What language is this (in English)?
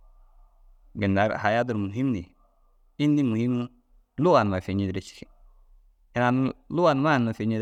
Dazaga